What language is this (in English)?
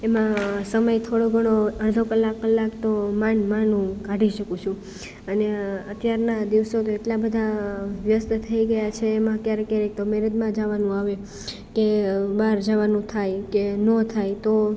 Gujarati